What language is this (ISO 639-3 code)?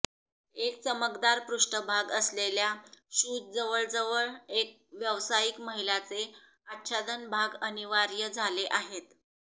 mar